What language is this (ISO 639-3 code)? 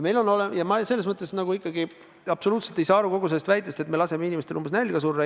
est